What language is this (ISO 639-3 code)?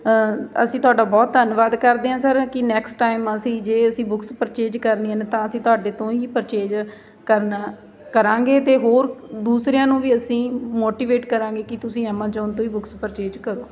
pan